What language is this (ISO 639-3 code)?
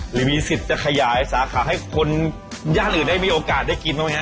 tha